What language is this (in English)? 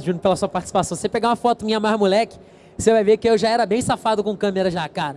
Portuguese